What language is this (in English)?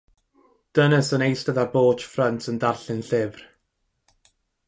Welsh